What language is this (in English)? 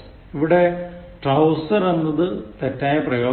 Malayalam